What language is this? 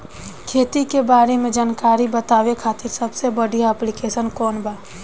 Bhojpuri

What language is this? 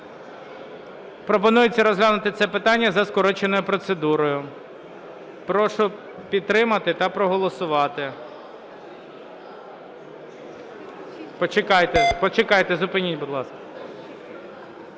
Ukrainian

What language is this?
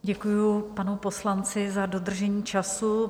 Czech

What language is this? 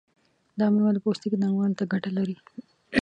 Pashto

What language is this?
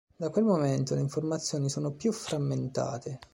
Italian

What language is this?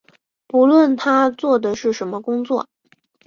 Chinese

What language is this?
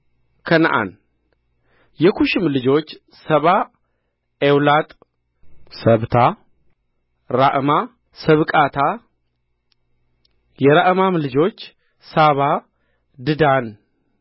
Amharic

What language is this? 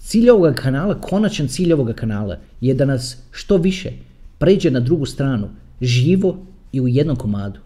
Croatian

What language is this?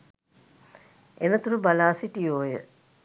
Sinhala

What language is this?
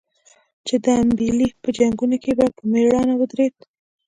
Pashto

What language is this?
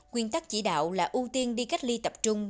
Vietnamese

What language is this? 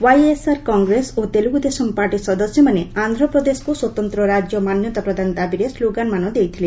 Odia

